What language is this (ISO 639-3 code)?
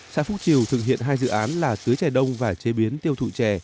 vie